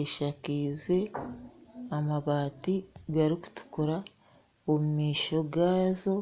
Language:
Nyankole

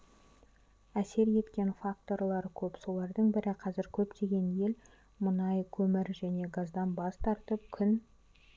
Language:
Kazakh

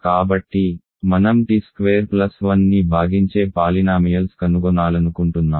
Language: Telugu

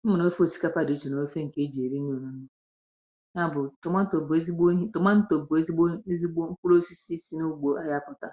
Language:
Igbo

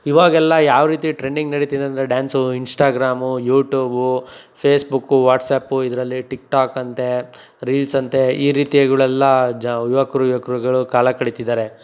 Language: Kannada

